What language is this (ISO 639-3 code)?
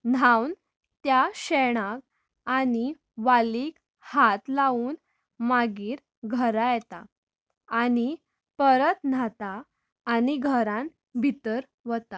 kok